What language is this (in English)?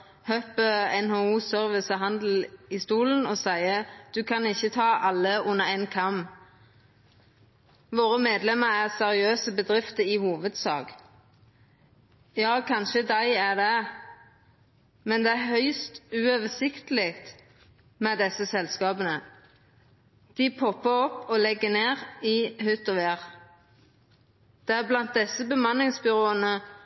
Norwegian Nynorsk